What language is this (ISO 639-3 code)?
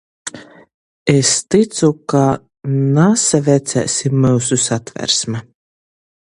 ltg